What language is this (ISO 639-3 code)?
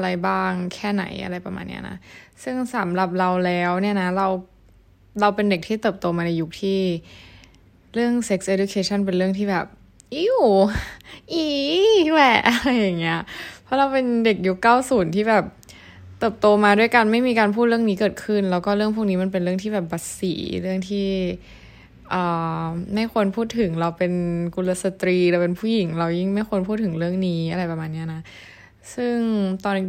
tha